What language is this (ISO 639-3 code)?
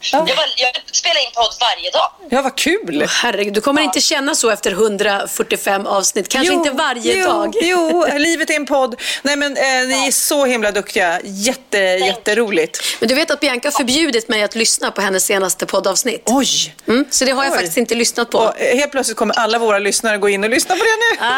swe